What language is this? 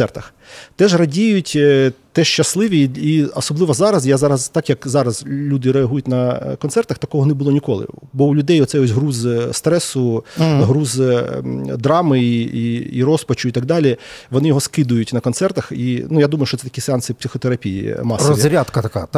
Ukrainian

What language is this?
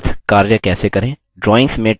Hindi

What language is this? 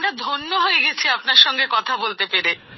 Bangla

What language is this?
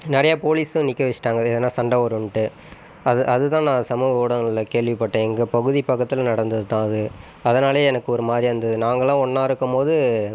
Tamil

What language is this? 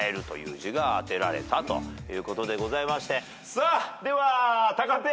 Japanese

